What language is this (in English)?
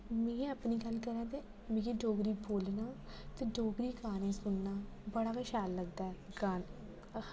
Dogri